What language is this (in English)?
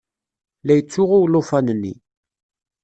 Kabyle